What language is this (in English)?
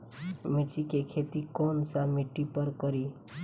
Bhojpuri